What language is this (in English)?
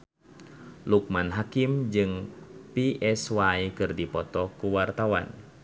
Sundanese